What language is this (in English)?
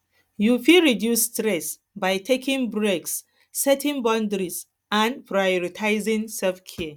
Nigerian Pidgin